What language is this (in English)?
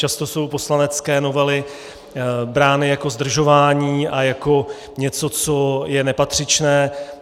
Czech